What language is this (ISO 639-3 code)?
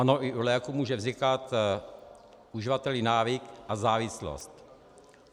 ces